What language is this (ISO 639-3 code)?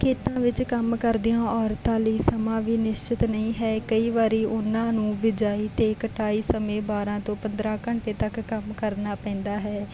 pan